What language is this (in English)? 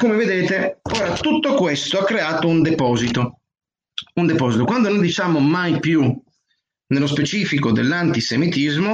Italian